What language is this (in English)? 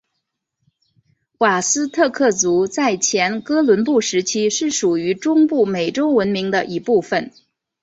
Chinese